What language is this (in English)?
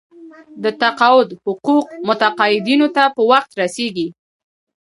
Pashto